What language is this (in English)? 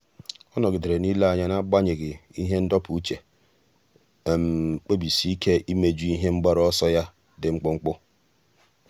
Igbo